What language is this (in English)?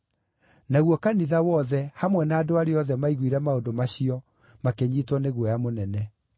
Kikuyu